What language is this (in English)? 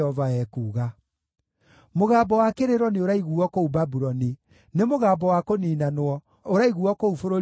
Kikuyu